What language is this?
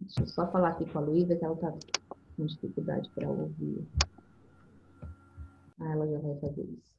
Portuguese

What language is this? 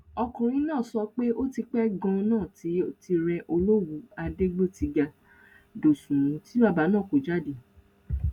Yoruba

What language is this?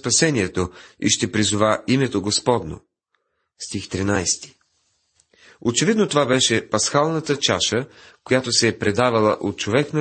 Bulgarian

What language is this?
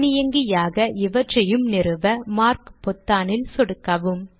Tamil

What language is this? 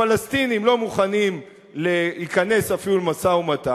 Hebrew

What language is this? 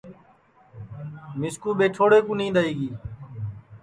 Sansi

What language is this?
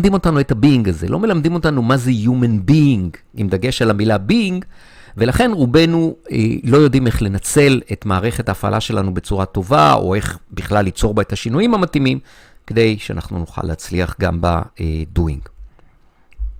Hebrew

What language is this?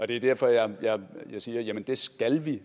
Danish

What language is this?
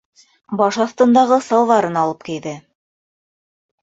Bashkir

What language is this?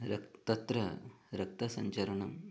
Sanskrit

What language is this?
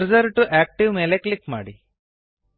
Kannada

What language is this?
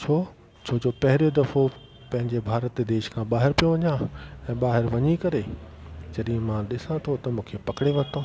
Sindhi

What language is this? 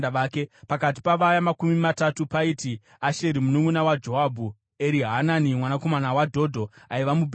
Shona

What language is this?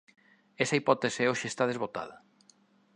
Galician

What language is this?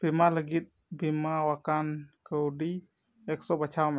Santali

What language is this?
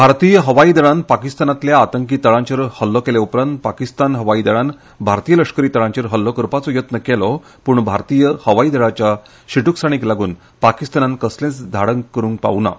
Konkani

